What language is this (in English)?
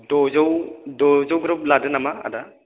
Bodo